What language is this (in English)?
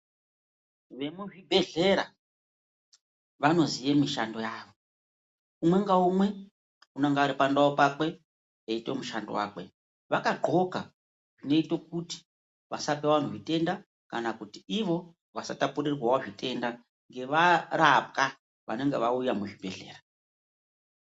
Ndau